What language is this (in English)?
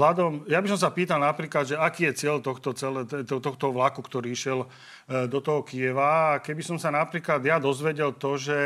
Slovak